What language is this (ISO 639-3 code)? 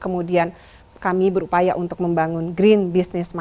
ind